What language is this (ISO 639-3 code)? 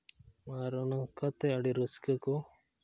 sat